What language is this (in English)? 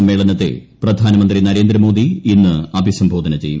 Malayalam